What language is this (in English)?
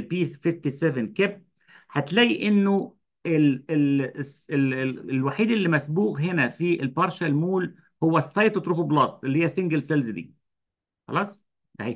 Arabic